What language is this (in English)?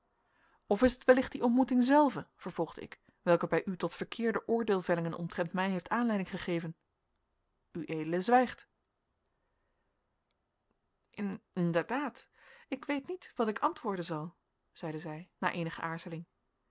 Dutch